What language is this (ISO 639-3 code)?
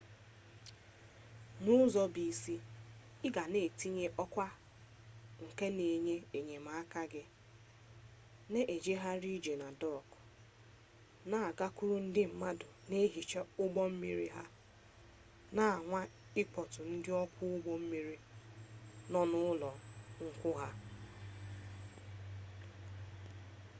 ibo